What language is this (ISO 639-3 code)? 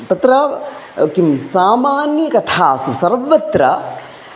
san